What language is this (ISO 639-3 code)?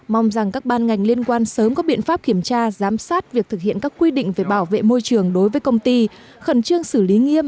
vie